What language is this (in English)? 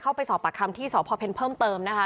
Thai